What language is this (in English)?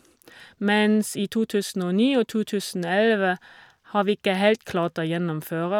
Norwegian